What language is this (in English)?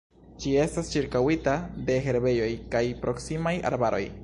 Esperanto